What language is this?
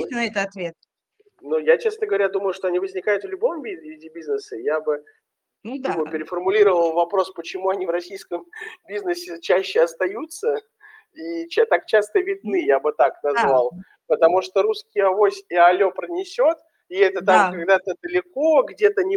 Russian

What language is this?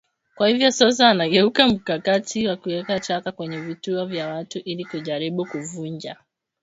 Swahili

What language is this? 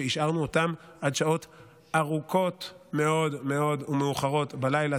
Hebrew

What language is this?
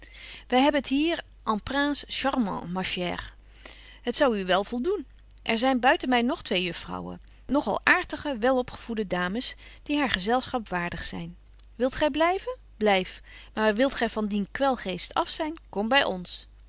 Dutch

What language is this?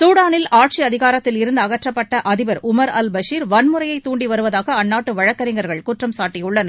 Tamil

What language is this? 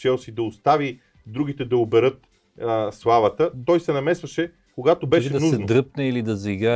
Bulgarian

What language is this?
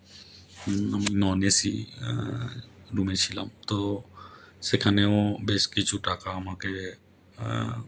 Bangla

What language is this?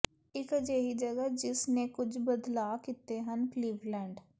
Punjabi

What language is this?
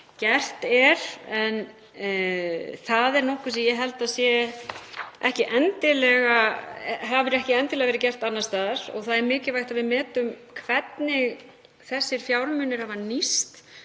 Icelandic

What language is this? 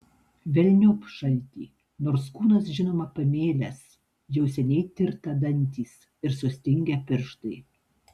Lithuanian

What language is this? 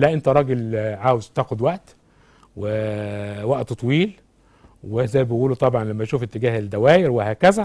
Arabic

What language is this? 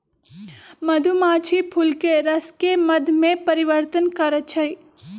Magahi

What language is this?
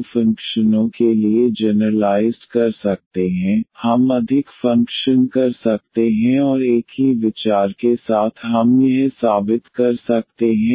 Hindi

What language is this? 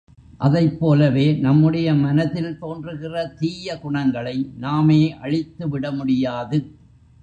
Tamil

